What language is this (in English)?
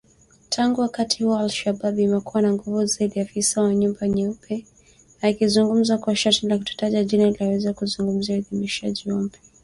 Swahili